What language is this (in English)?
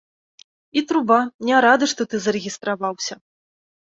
Belarusian